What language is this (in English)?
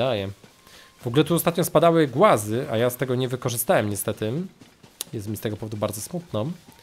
Polish